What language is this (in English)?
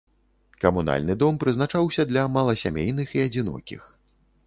Belarusian